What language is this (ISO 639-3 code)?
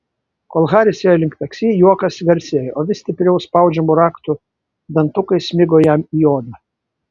lit